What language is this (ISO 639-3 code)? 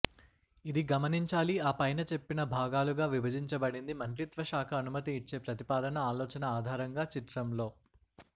tel